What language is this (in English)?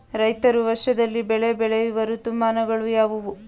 Kannada